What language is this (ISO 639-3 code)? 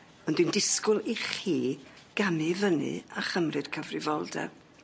cym